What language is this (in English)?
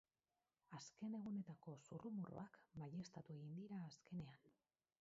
Basque